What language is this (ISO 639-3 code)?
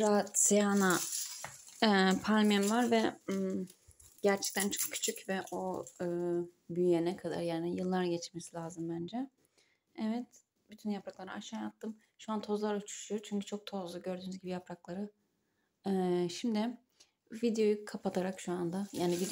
tur